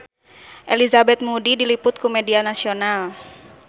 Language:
Sundanese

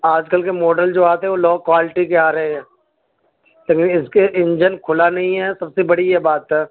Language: Urdu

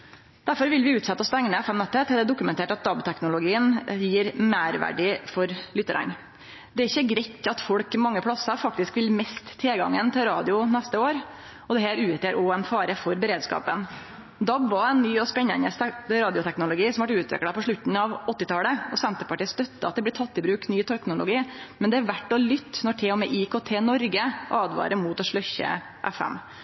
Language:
Norwegian Nynorsk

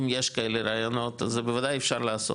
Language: Hebrew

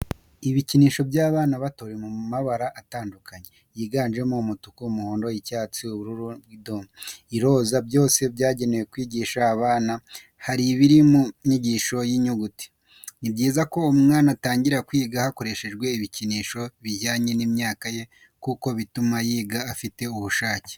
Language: Kinyarwanda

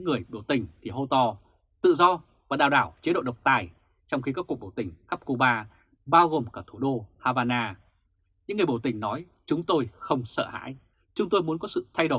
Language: Vietnamese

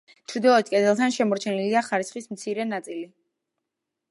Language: Georgian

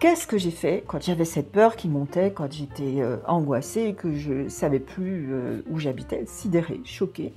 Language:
French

